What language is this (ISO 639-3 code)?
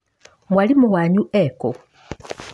kik